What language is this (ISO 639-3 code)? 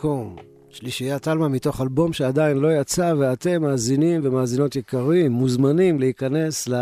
heb